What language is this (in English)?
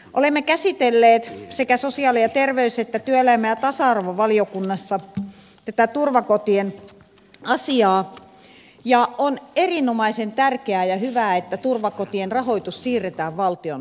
Finnish